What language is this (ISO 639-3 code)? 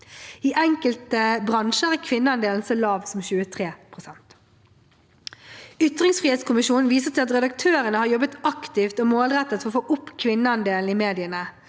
nor